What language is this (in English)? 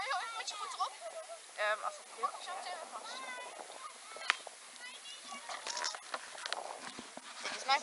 Dutch